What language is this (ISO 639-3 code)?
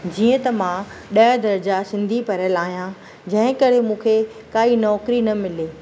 snd